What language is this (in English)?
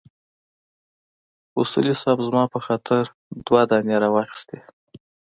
Pashto